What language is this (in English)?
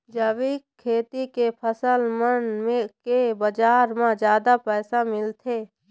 Chhattisgarhi